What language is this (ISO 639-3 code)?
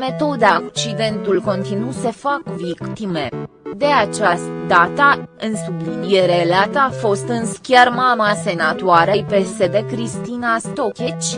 ron